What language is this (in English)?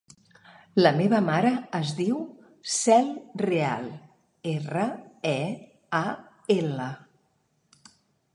Catalan